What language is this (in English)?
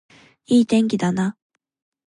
Japanese